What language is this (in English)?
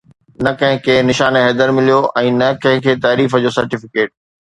Sindhi